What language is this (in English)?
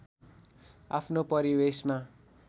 Nepali